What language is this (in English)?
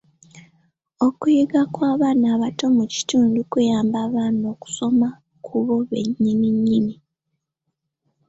Ganda